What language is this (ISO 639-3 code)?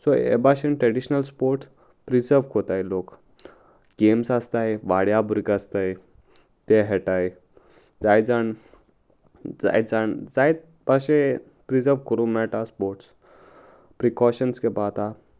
kok